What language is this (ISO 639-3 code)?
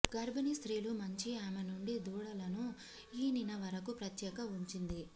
tel